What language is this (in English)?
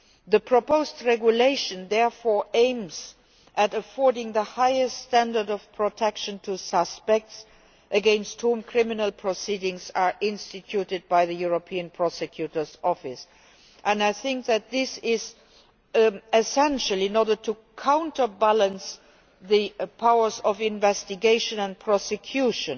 English